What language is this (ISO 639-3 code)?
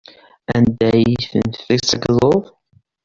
kab